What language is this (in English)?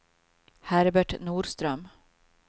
Swedish